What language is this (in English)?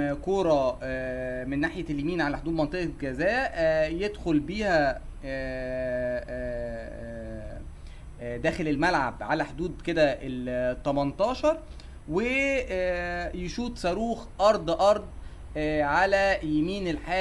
Arabic